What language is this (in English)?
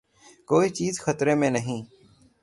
Urdu